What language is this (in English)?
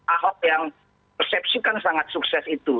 Indonesian